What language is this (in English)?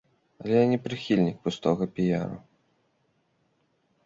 Belarusian